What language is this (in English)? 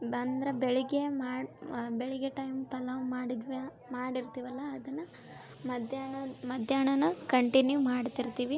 Kannada